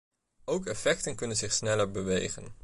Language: Dutch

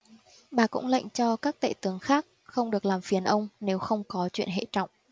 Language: Vietnamese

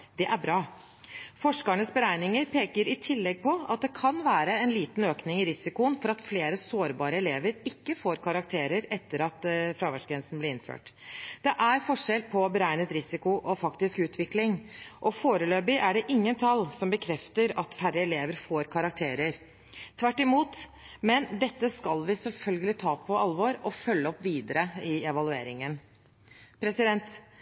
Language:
Norwegian Bokmål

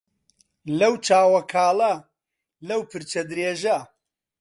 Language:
Central Kurdish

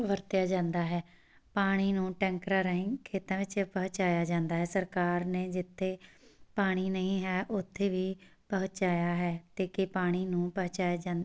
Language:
Punjabi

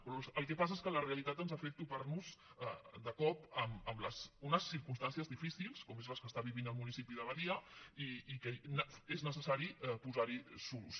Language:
Catalan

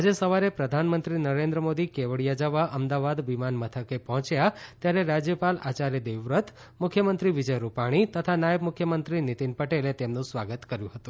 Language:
Gujarati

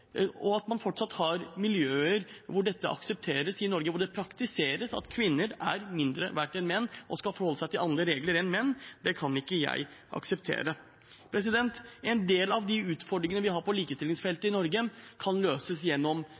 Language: Norwegian Bokmål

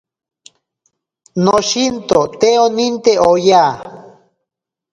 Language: Ashéninka Perené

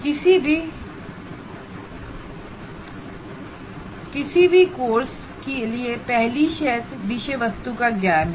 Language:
Hindi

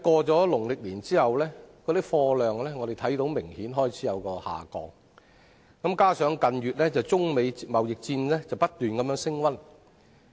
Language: Cantonese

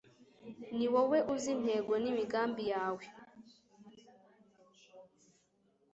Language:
Kinyarwanda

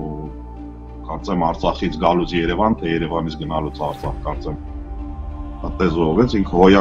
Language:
Turkish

